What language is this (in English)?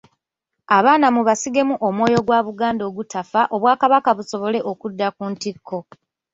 Ganda